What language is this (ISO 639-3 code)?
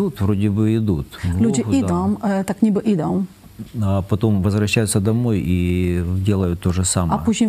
pol